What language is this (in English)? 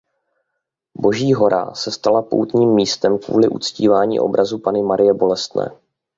Czech